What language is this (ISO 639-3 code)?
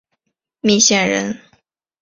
zho